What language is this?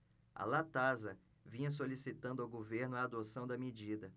Portuguese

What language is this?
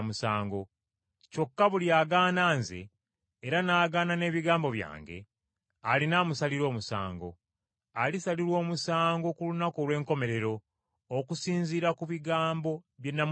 Ganda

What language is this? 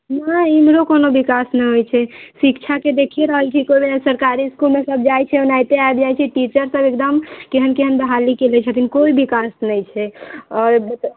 Maithili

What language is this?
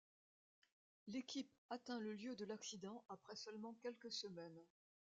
French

